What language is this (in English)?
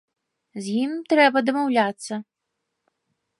Belarusian